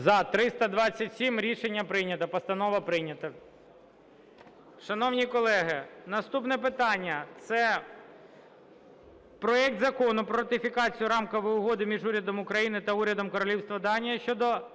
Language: Ukrainian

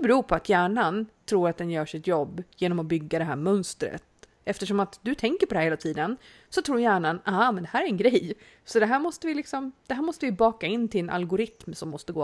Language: Swedish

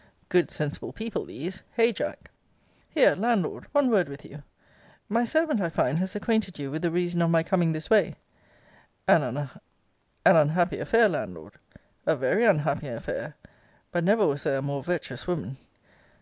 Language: English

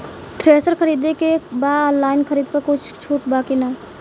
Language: Bhojpuri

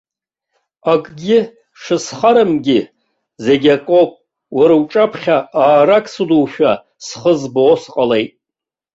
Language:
Abkhazian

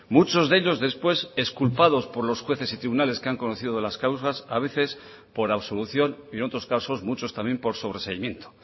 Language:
Spanish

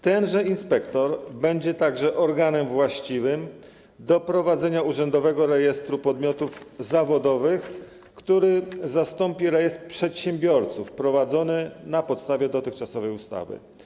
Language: Polish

